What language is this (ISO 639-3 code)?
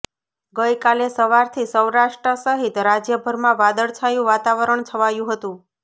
guj